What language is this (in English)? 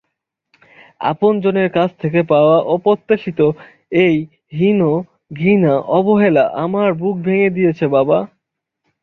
Bangla